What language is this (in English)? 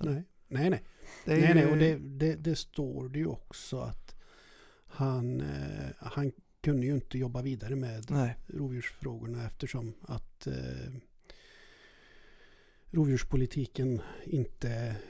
Swedish